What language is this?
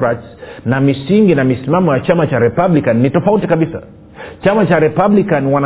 Swahili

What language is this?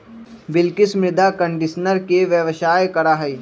Magahi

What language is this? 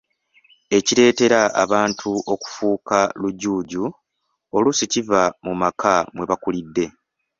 Ganda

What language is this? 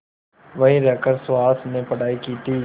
Hindi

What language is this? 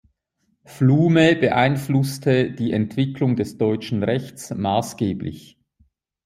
German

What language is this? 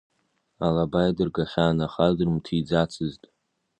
Abkhazian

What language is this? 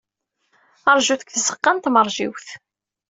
Kabyle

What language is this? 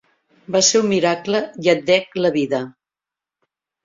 Catalan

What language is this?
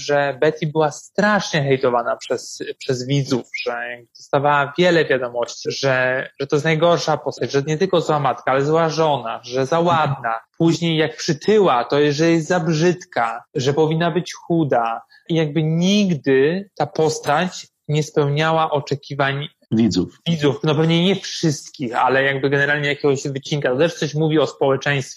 Polish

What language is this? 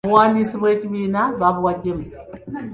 Ganda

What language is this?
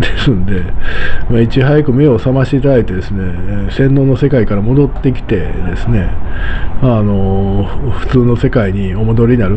Japanese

